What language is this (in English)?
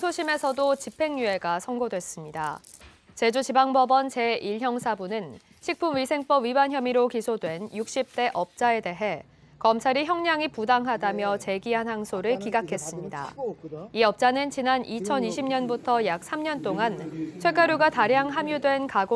Korean